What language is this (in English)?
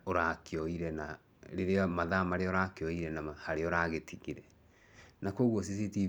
Kikuyu